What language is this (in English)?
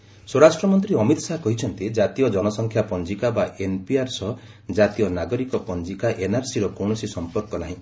Odia